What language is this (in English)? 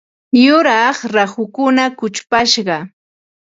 Ambo-Pasco Quechua